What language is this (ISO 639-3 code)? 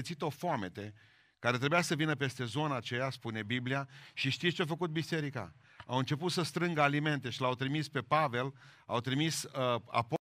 ron